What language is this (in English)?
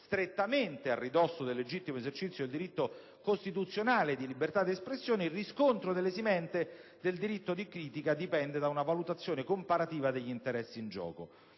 Italian